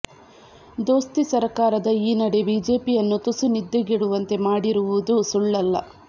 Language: Kannada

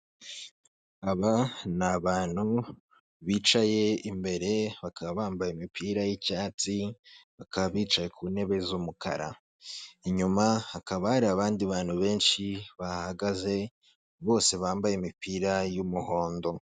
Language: Kinyarwanda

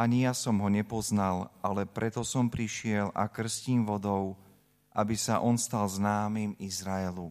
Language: Slovak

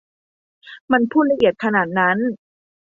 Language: Thai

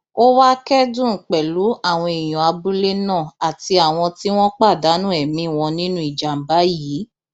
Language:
Yoruba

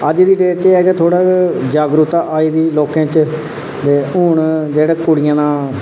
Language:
Dogri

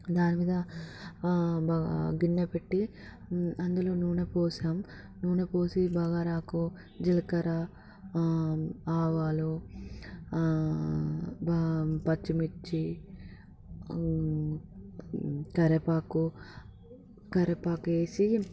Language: Telugu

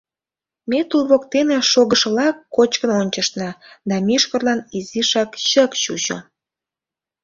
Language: Mari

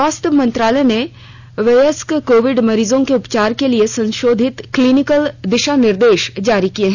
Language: Hindi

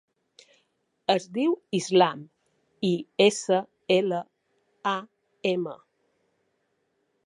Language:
Catalan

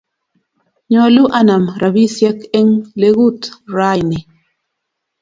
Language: Kalenjin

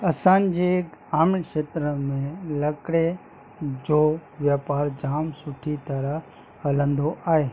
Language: Sindhi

